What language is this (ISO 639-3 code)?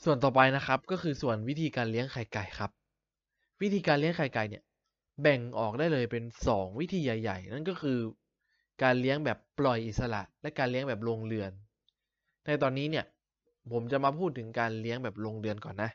tha